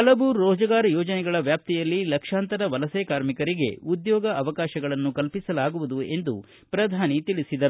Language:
Kannada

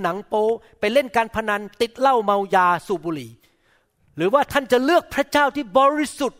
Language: Thai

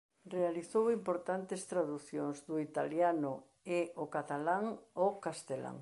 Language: Galician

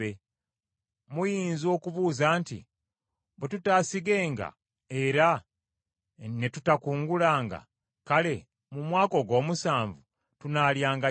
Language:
Ganda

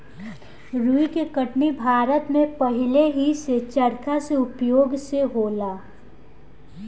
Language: Bhojpuri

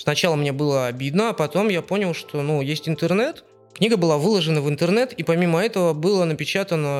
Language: Russian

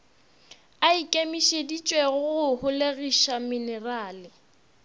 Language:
Northern Sotho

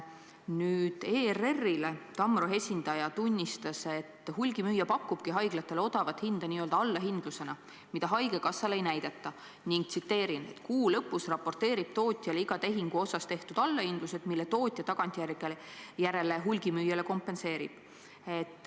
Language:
Estonian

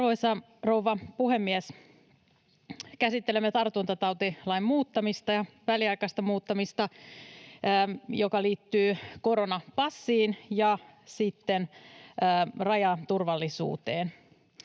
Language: Finnish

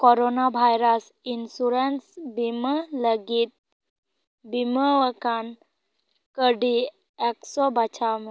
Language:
Santali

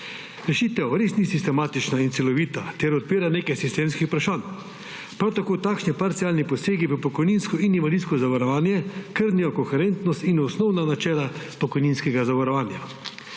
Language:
Slovenian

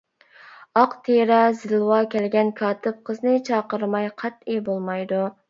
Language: Uyghur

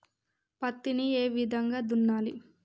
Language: Telugu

